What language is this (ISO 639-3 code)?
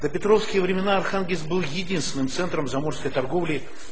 rus